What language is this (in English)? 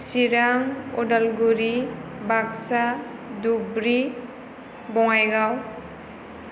Bodo